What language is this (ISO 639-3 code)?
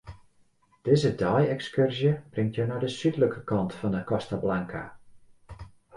fry